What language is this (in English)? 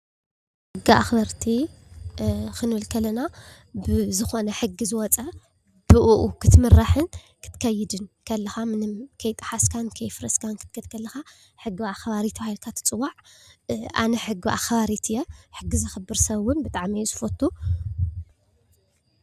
Tigrinya